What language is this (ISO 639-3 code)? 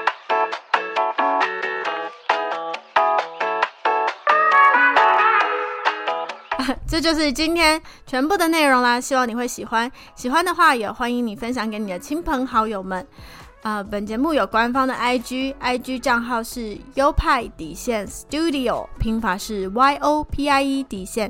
zho